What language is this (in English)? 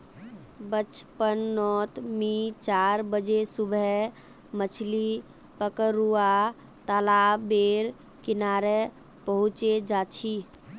Magahi